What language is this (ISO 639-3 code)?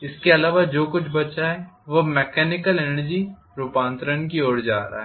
hin